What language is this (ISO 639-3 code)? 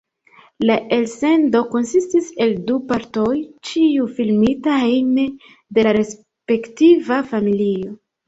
epo